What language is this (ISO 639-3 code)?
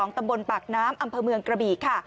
tha